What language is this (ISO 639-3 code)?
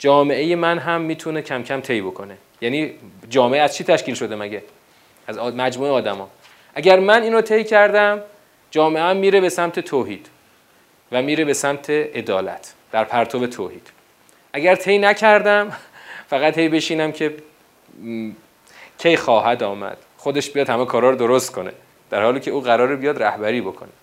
fas